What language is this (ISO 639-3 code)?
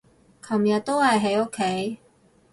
yue